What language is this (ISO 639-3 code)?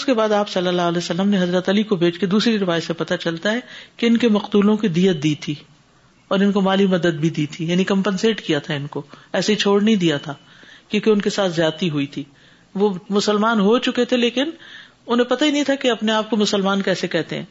urd